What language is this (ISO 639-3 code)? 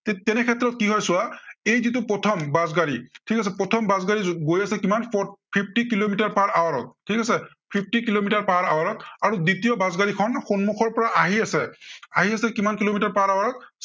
asm